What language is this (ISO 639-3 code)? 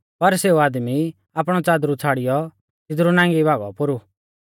bfz